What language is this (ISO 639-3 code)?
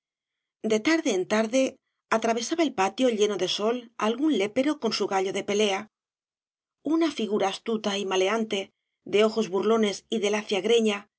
spa